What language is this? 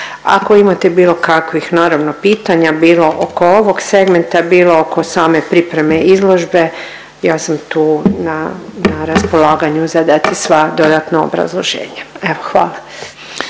Croatian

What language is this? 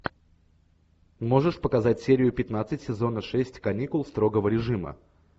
Russian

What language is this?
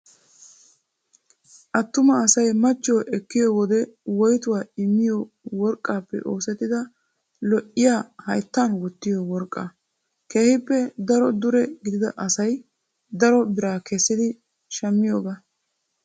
Wolaytta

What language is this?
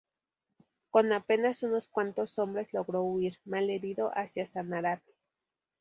Spanish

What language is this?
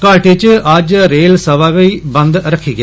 Dogri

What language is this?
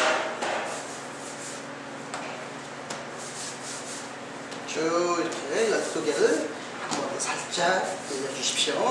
Korean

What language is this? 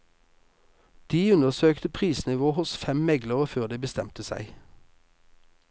Norwegian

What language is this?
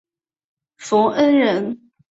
Chinese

